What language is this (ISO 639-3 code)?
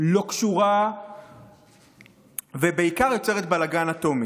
heb